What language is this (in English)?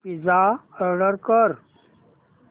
Marathi